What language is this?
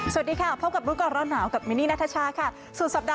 Thai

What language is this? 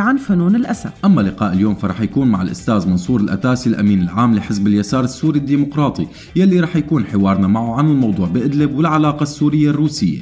Arabic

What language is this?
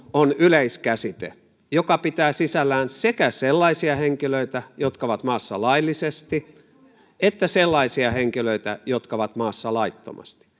Finnish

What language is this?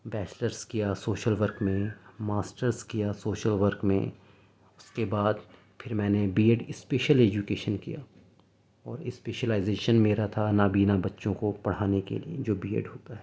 Urdu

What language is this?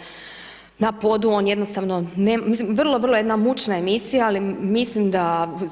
Croatian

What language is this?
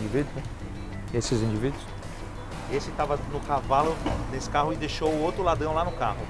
Portuguese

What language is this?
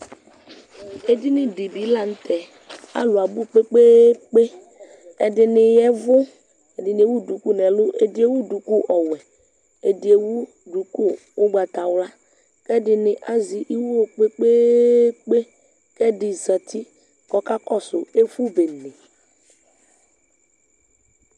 Ikposo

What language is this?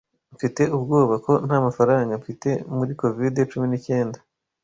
Kinyarwanda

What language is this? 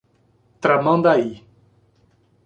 Portuguese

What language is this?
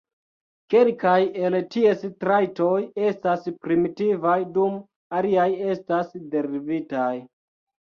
Esperanto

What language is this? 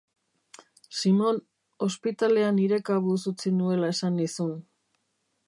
Basque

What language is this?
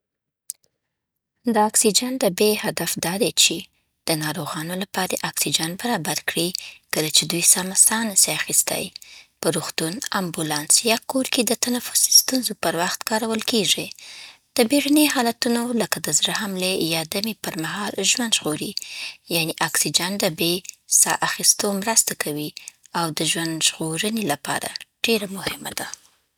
Southern Pashto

